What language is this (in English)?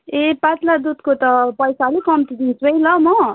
Nepali